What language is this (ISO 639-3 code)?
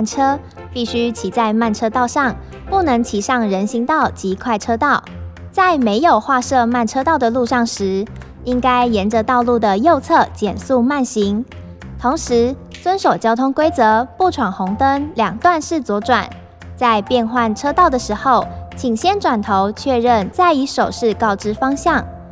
zho